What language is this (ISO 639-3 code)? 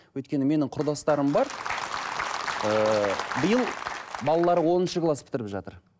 kaz